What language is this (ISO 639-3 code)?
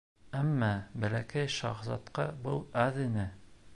bak